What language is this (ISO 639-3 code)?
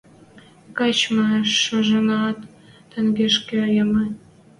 mrj